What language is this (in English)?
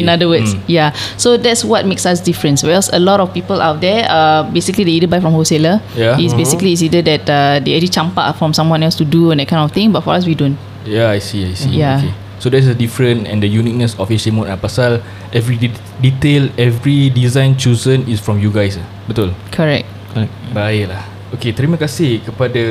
Malay